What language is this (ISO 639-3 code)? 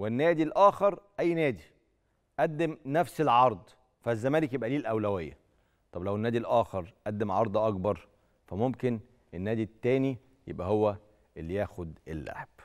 ara